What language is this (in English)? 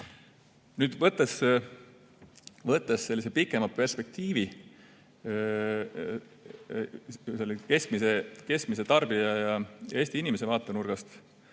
Estonian